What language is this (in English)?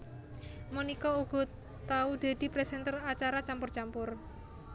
Javanese